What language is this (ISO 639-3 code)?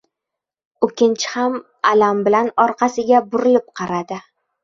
uzb